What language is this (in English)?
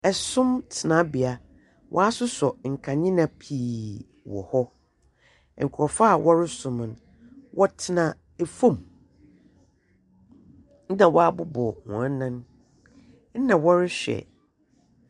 Akan